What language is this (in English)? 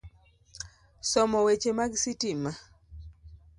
Luo (Kenya and Tanzania)